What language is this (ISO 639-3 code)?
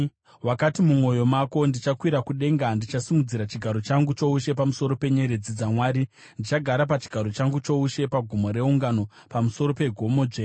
sna